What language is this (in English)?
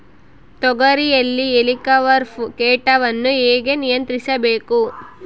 Kannada